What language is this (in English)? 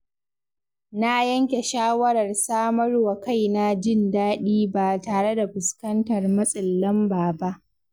Hausa